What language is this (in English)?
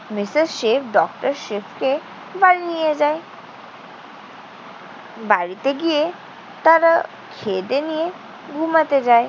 Bangla